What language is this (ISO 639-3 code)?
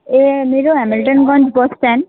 nep